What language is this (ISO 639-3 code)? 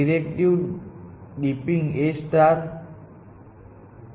guj